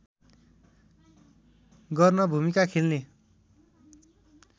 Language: Nepali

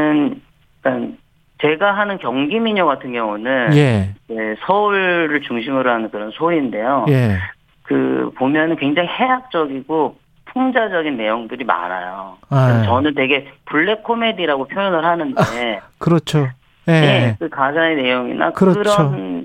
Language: Korean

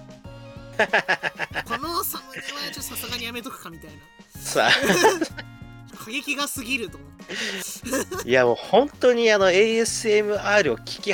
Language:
Japanese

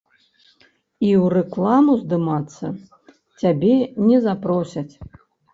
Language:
Belarusian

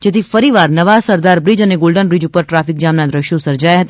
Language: Gujarati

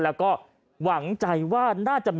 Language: Thai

